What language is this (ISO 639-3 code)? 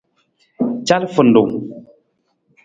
nmz